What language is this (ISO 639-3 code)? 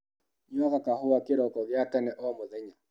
kik